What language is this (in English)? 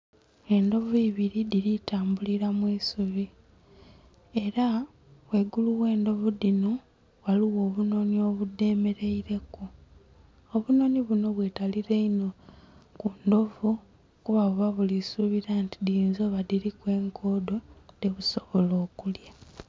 Soga